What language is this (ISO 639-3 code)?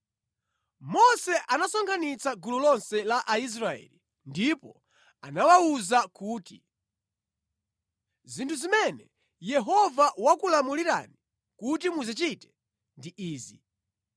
nya